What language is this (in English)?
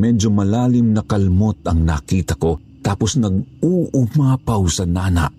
Filipino